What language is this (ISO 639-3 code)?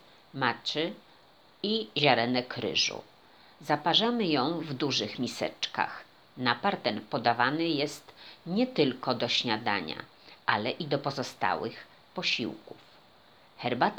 pol